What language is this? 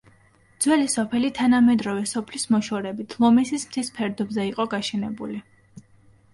Georgian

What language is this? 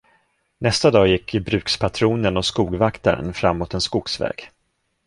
Swedish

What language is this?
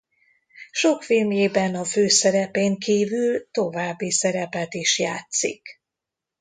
Hungarian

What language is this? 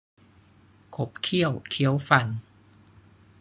Thai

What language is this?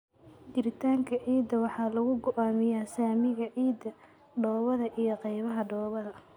Somali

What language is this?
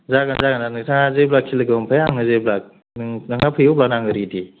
Bodo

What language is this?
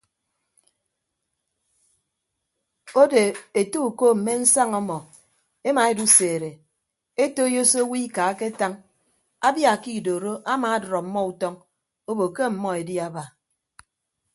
Ibibio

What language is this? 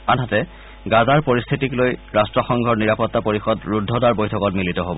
Assamese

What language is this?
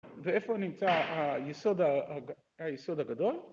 Hebrew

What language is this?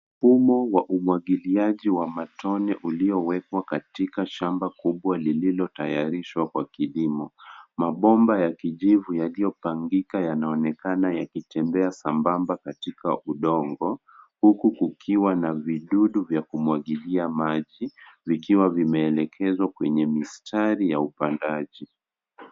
Swahili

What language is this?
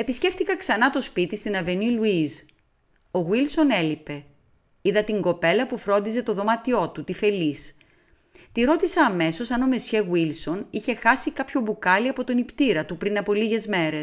Greek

